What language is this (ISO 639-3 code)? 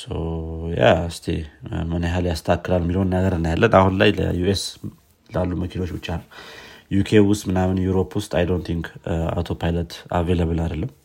amh